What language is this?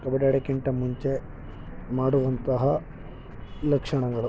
Kannada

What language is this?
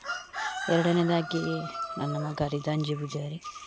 Kannada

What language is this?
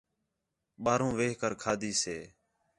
Khetrani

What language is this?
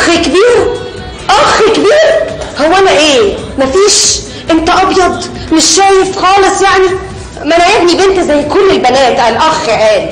Arabic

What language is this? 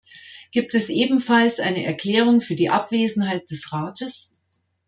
German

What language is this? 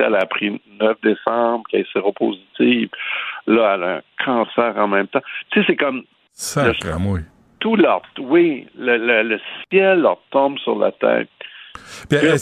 French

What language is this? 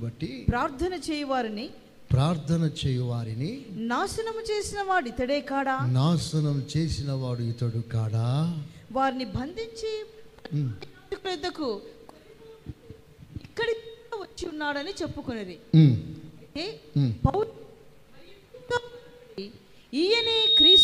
Telugu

